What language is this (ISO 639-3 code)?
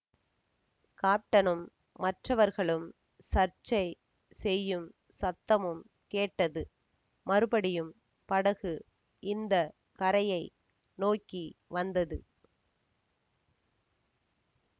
tam